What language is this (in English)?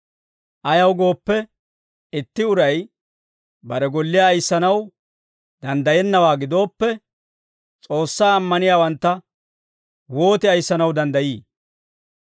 Dawro